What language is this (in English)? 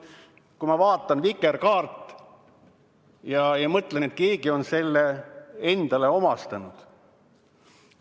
Estonian